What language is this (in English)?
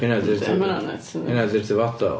Welsh